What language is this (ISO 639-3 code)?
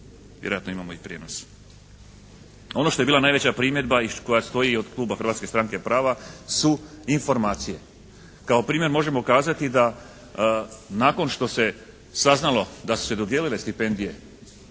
hrv